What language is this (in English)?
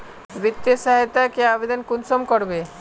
Magahi